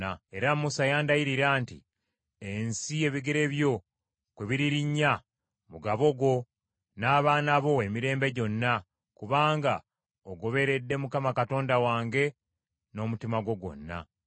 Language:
Ganda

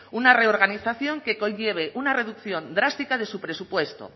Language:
Spanish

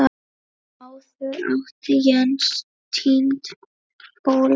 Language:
Icelandic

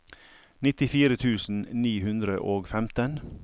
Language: Norwegian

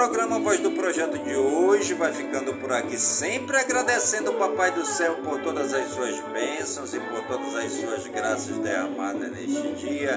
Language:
Portuguese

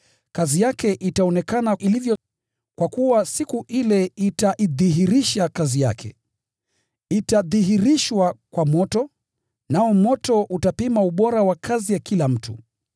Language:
Swahili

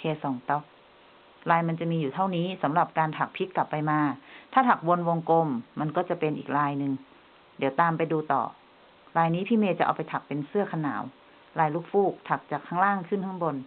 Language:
Thai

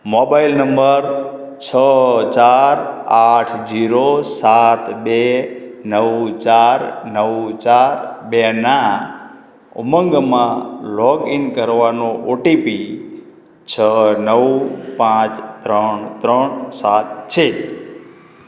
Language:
Gujarati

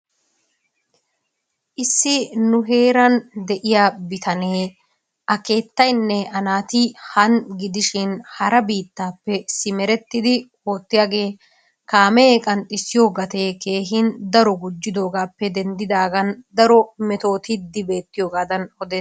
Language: Wolaytta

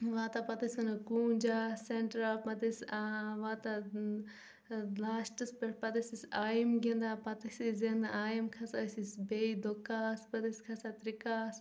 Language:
Kashmiri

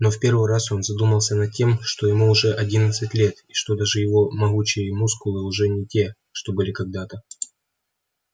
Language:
Russian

